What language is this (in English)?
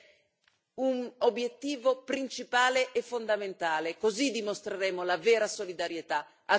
Italian